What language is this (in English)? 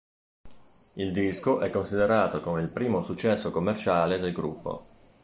Italian